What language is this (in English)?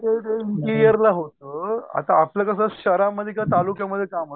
Marathi